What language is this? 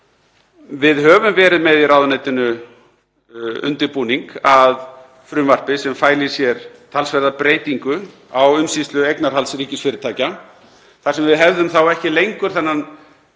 Icelandic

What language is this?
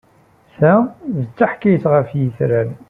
Kabyle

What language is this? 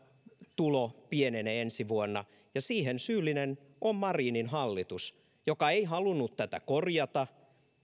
Finnish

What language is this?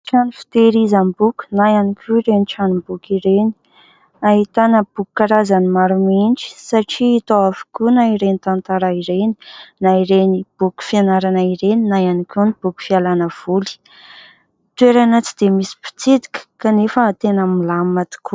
Malagasy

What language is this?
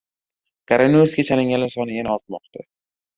Uzbek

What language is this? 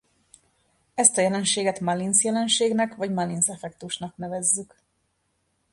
Hungarian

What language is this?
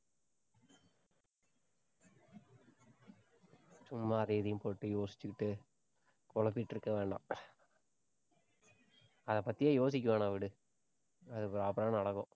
Tamil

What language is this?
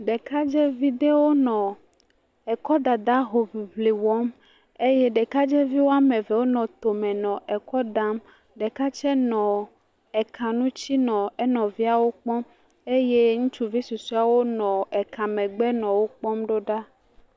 Ewe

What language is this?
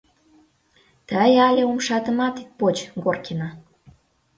Mari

